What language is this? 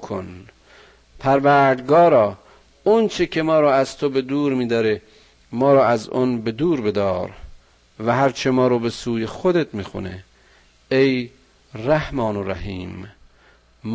Persian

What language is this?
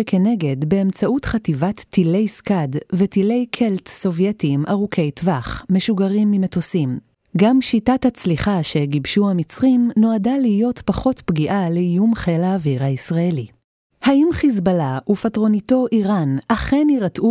Hebrew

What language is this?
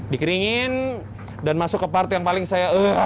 Indonesian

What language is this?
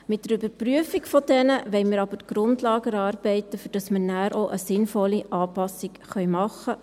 Swiss German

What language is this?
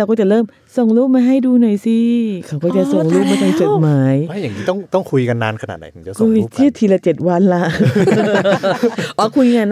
Thai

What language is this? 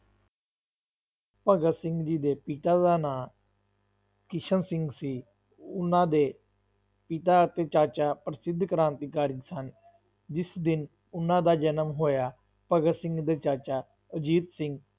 Punjabi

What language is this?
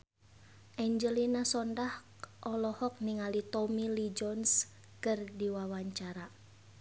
Sundanese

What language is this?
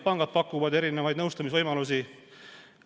Estonian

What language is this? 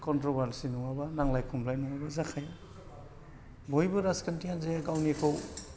Bodo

